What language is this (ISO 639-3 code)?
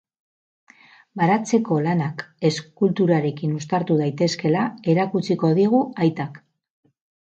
eus